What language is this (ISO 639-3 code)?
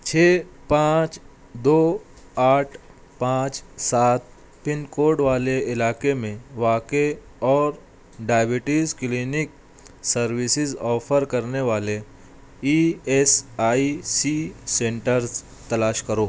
urd